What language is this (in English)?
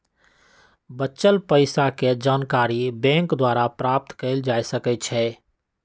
Magahi